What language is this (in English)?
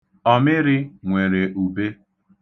Igbo